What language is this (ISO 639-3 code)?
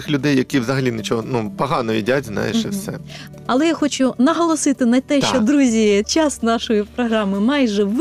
ukr